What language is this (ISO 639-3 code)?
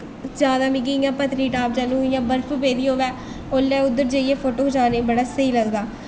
doi